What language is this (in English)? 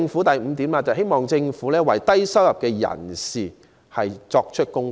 Cantonese